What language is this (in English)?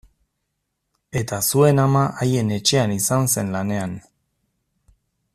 Basque